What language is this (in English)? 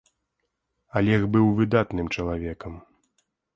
Belarusian